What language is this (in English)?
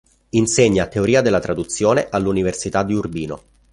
Italian